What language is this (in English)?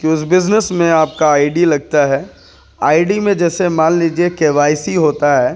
Urdu